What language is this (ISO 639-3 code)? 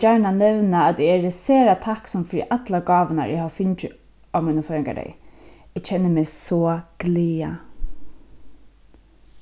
fao